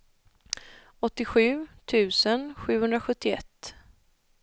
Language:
Swedish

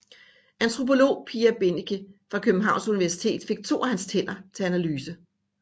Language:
Danish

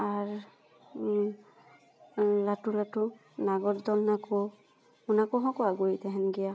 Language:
Santali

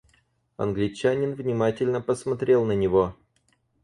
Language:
Russian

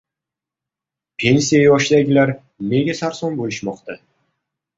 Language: Uzbek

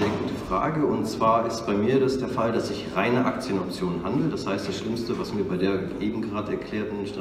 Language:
German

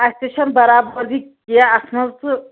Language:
Kashmiri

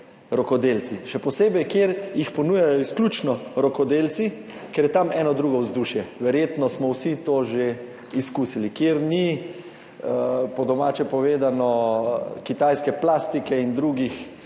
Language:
Slovenian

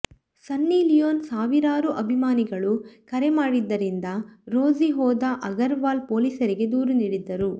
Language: Kannada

